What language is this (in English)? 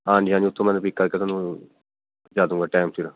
Punjabi